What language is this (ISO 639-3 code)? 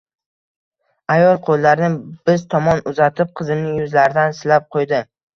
uzb